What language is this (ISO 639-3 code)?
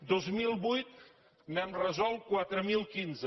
cat